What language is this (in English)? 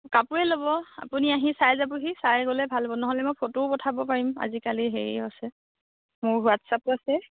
Assamese